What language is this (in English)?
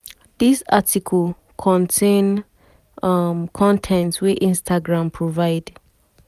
Nigerian Pidgin